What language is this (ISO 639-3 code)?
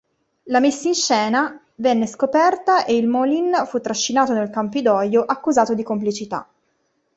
ita